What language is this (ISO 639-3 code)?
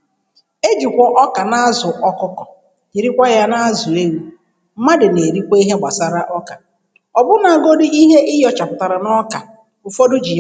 ibo